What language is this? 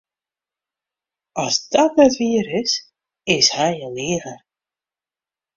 Western Frisian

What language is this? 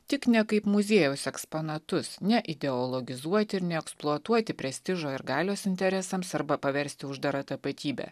Lithuanian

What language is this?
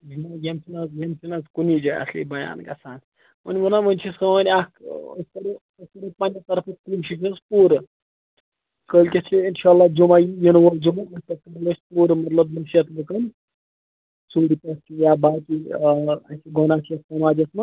Kashmiri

